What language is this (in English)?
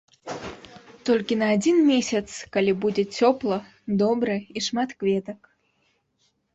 Belarusian